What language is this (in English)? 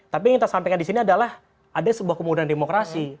Indonesian